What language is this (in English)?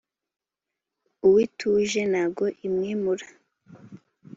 Kinyarwanda